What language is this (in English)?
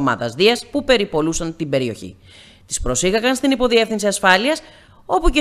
Greek